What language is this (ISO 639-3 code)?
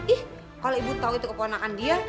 ind